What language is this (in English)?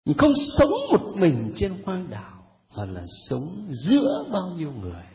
Vietnamese